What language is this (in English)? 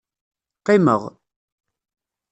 Kabyle